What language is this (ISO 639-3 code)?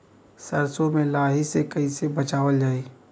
bho